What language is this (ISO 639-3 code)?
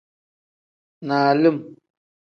kdh